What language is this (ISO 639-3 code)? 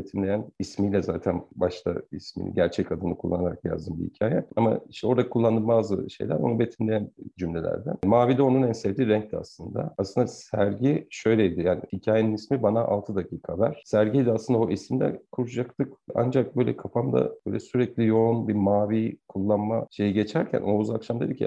tur